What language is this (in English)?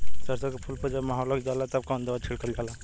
Bhojpuri